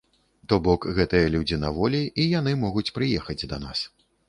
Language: Belarusian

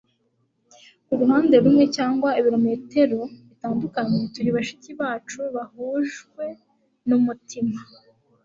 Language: Kinyarwanda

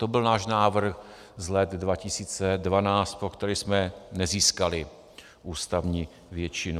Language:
Czech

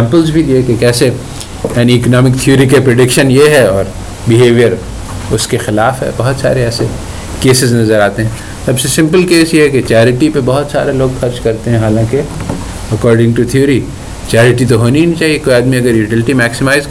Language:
Urdu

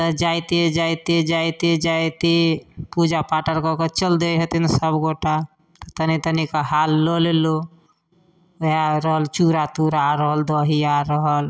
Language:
Maithili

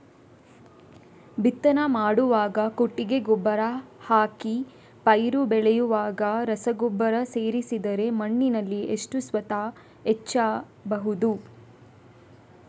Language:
Kannada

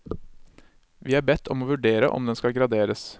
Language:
Norwegian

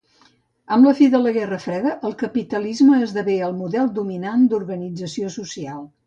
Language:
Catalan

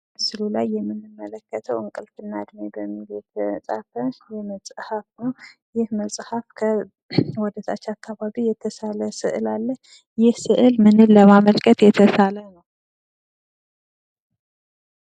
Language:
Amharic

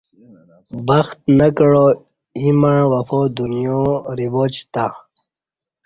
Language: Kati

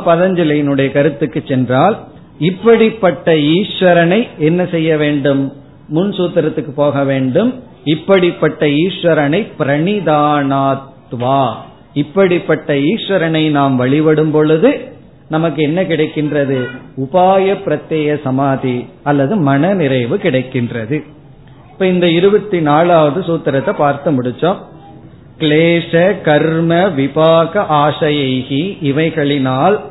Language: Tamil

